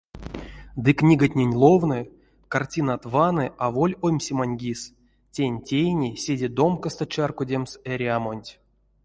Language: Erzya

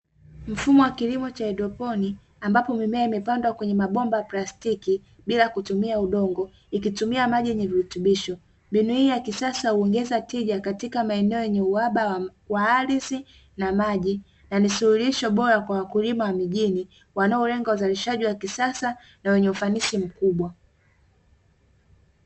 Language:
Swahili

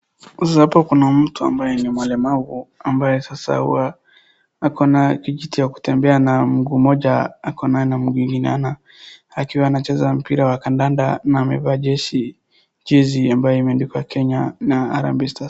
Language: Swahili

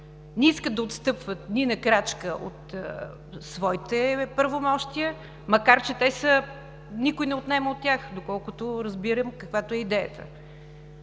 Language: Bulgarian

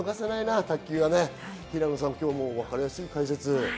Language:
Japanese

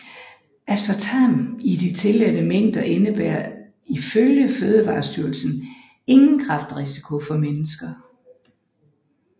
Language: Danish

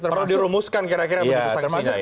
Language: Indonesian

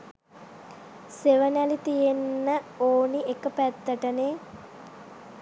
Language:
Sinhala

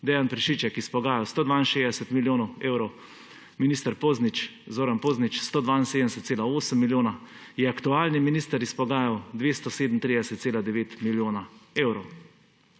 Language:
Slovenian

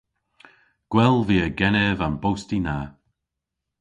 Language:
Cornish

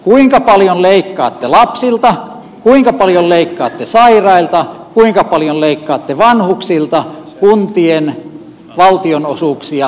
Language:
Finnish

